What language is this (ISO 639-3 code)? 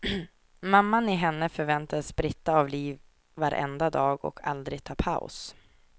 swe